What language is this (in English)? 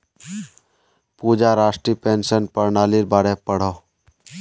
Magahi